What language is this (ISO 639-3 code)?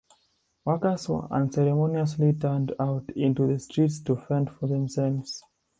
eng